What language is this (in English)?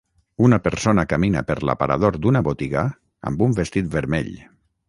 Catalan